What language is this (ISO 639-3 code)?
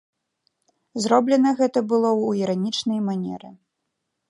bel